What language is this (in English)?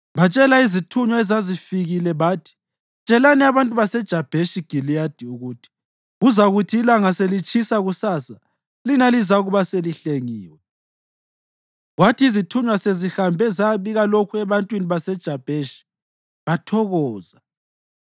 North Ndebele